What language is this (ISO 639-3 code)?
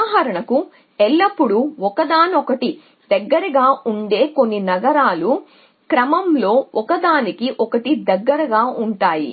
tel